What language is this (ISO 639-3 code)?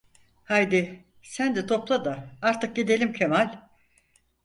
tur